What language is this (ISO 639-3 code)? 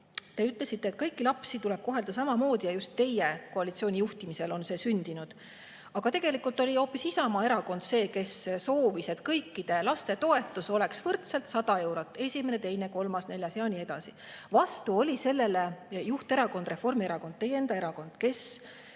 est